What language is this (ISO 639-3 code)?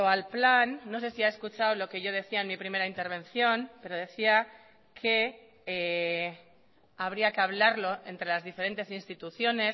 spa